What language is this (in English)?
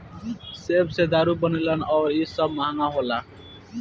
Bhojpuri